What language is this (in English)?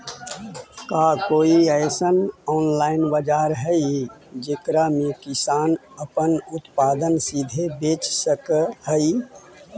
Magahi